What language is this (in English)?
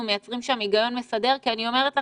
Hebrew